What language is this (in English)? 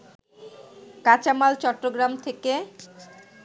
Bangla